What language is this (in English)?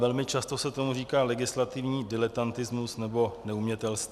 Czech